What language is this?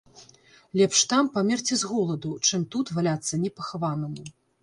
Belarusian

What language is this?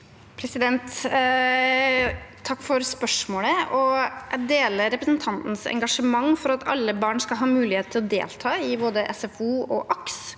Norwegian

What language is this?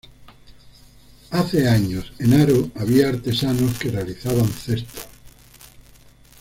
Spanish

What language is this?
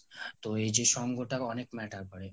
Bangla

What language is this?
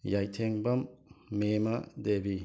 Manipuri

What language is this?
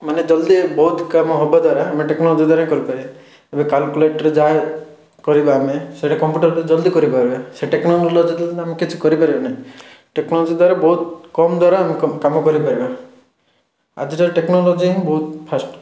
Odia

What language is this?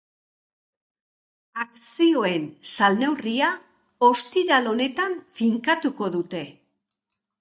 Basque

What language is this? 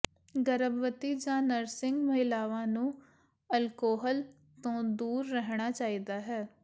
Punjabi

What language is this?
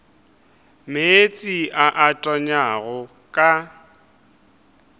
Northern Sotho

